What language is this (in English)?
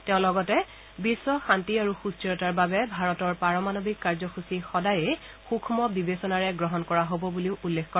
Assamese